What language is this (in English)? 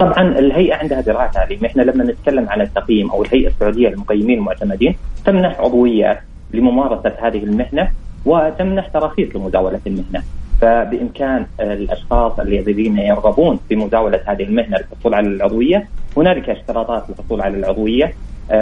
Arabic